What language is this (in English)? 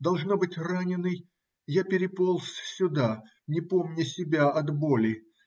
Russian